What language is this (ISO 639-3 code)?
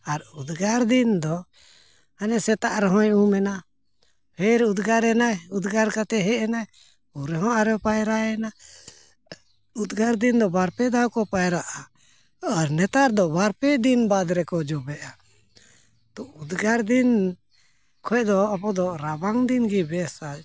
sat